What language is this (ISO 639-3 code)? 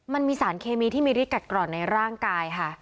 tha